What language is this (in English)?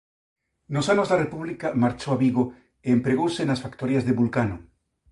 Galician